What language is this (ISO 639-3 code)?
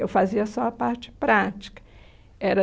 por